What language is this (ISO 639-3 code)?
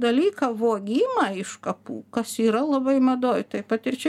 lit